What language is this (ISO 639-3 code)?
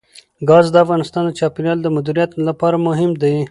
pus